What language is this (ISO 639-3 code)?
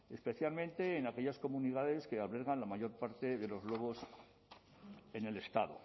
spa